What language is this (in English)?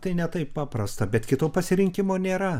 Lithuanian